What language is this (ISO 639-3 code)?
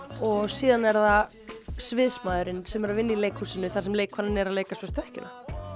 isl